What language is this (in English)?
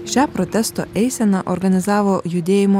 Lithuanian